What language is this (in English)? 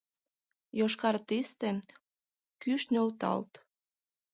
Mari